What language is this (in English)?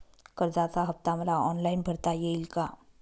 Marathi